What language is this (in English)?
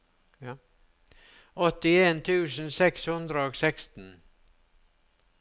Norwegian